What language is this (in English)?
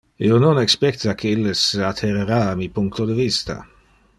Interlingua